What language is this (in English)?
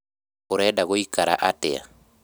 Kikuyu